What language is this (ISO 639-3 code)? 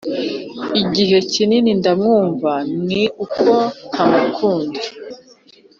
kin